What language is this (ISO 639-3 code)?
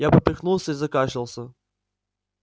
rus